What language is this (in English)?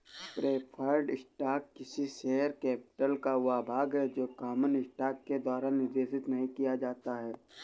Hindi